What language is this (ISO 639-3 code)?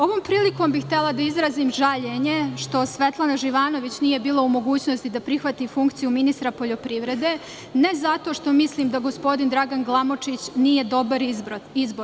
srp